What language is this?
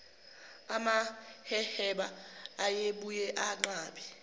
Zulu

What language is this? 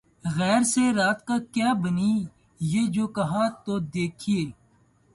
Urdu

